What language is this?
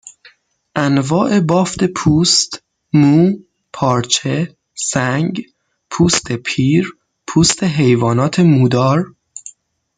Persian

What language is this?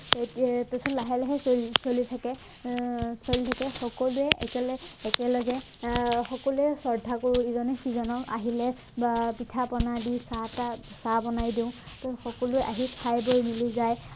Assamese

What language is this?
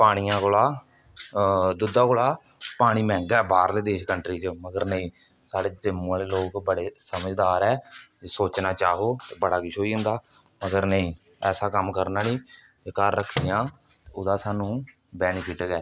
Dogri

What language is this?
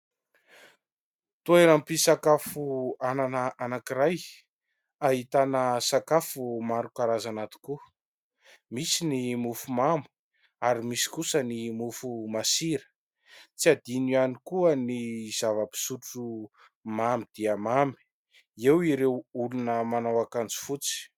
Malagasy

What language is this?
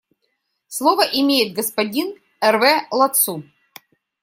Russian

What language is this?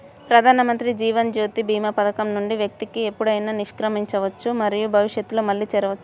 Telugu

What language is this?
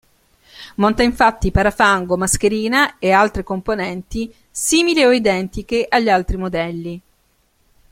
Italian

